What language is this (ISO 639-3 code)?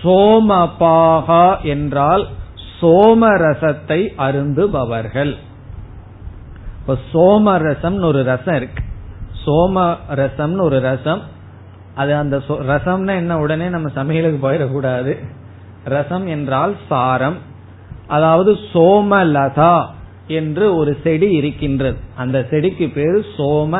tam